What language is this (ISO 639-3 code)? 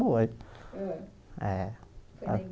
por